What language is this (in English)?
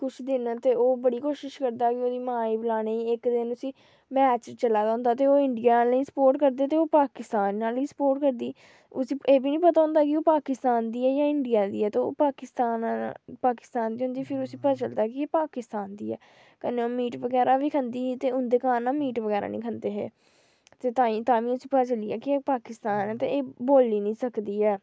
Dogri